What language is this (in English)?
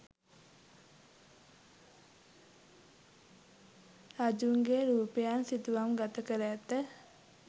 Sinhala